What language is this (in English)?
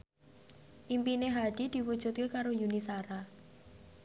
Javanese